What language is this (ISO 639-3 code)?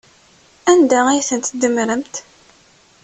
kab